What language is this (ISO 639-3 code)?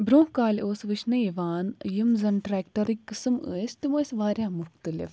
kas